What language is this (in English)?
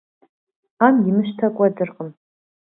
Kabardian